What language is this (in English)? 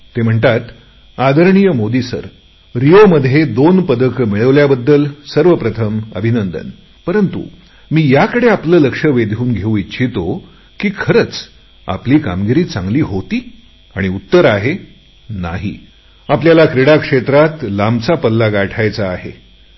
Marathi